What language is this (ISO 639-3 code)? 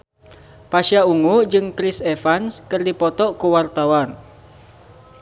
sun